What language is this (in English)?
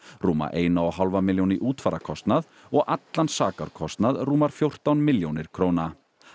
Icelandic